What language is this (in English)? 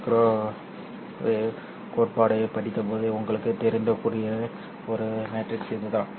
Tamil